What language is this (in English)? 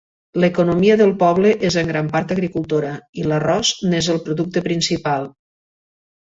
Catalan